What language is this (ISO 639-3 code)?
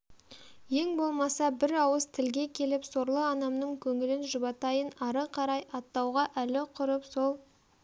kaz